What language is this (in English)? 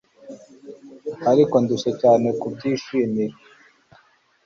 Kinyarwanda